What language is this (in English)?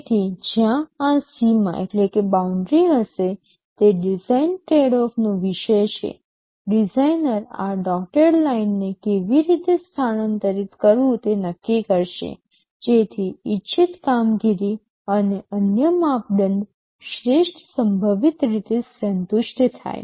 Gujarati